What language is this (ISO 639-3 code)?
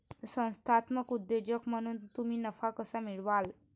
mar